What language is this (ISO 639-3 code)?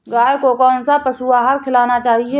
hin